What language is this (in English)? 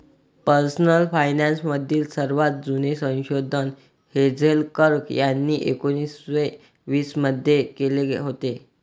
Marathi